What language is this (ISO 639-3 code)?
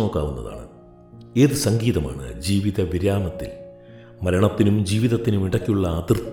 mal